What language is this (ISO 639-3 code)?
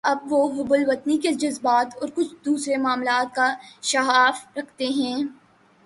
urd